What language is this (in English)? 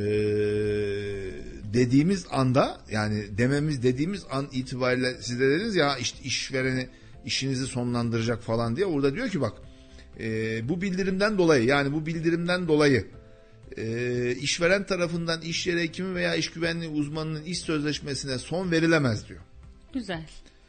Turkish